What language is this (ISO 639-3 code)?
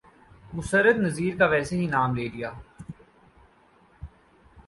urd